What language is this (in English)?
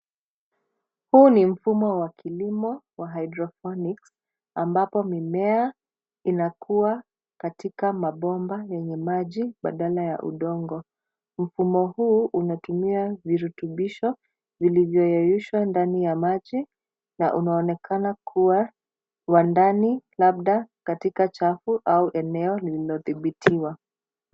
Swahili